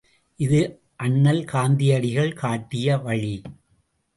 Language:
Tamil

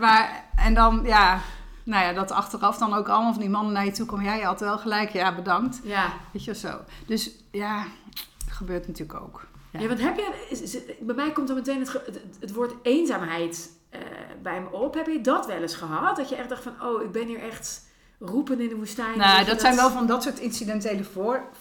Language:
Dutch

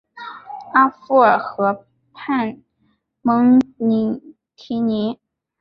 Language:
Chinese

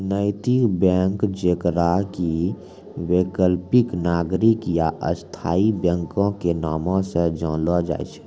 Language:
Maithili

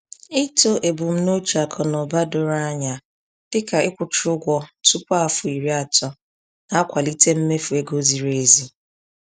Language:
Igbo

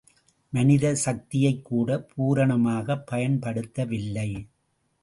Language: Tamil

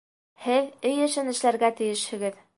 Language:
Bashkir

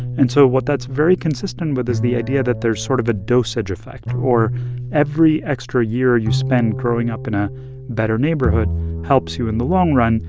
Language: English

